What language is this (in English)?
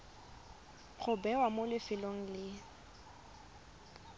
Tswana